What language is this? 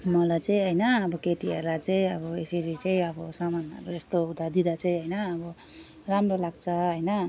Nepali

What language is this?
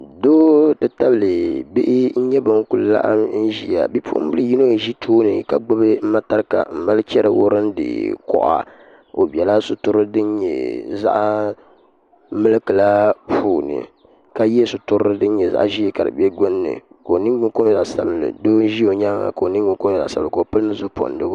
Dagbani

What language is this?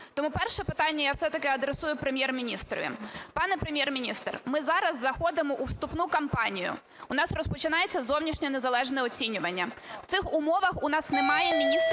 Ukrainian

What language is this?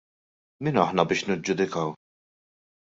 Maltese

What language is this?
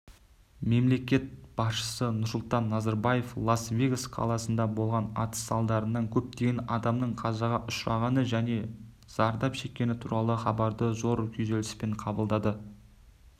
Kazakh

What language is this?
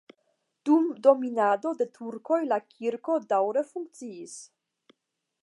Esperanto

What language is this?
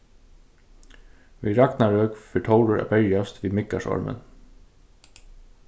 Faroese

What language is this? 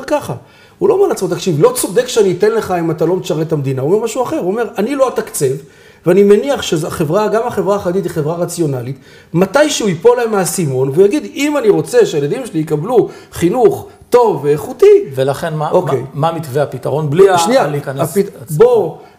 Hebrew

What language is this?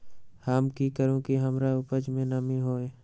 Magahi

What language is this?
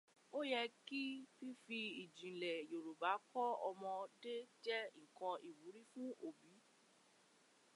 Yoruba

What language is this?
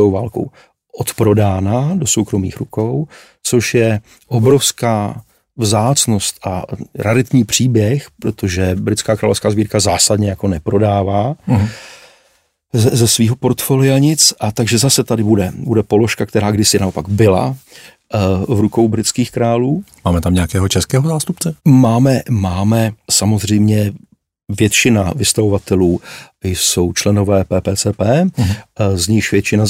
Czech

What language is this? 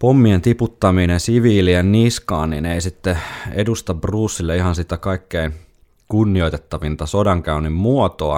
Finnish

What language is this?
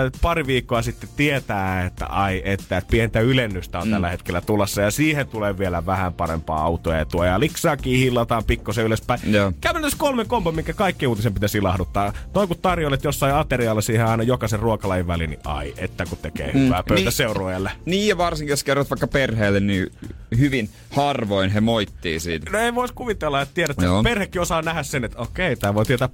Finnish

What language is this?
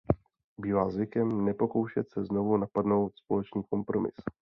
Czech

